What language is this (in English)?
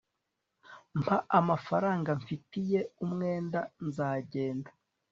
Kinyarwanda